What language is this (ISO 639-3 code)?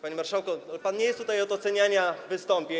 pol